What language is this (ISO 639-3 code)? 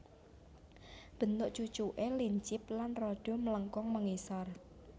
jav